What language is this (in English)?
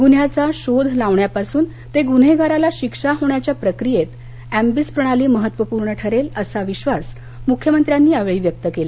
Marathi